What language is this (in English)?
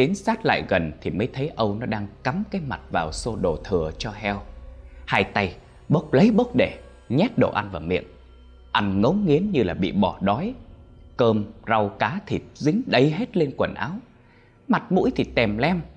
Vietnamese